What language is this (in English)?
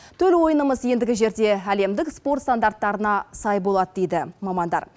Kazakh